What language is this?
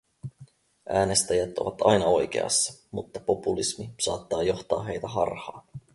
Finnish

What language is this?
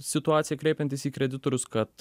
Lithuanian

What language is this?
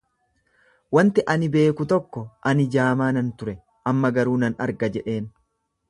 Oromo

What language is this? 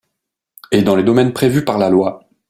French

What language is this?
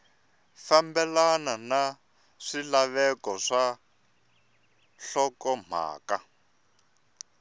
Tsonga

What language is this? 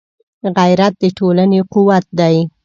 Pashto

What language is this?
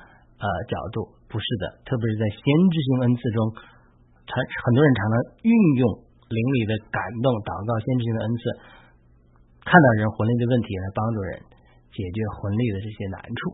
Chinese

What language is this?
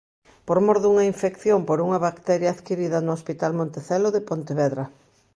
Galician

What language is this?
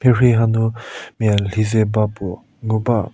Angami Naga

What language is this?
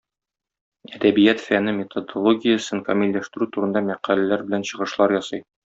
Tatar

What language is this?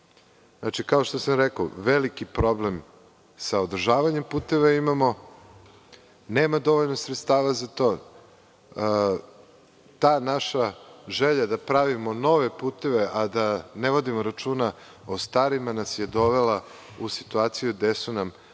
Serbian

